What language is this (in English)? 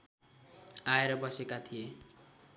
Nepali